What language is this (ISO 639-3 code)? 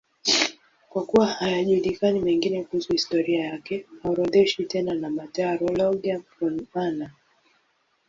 swa